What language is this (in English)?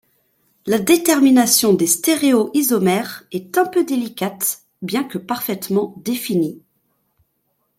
French